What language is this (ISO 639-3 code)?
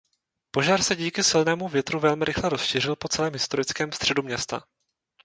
ces